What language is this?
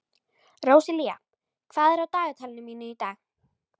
Icelandic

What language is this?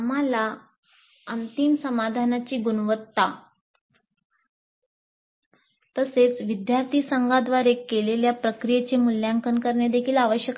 Marathi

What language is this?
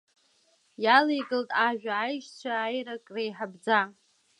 Abkhazian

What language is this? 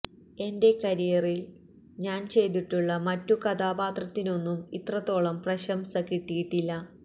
Malayalam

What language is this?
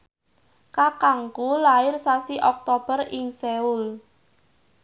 Javanese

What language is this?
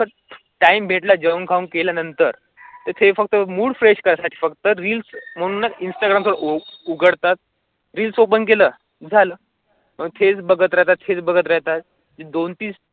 Marathi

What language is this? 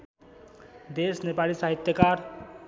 Nepali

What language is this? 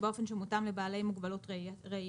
Hebrew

